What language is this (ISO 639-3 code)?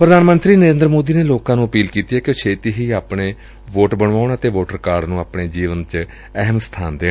pan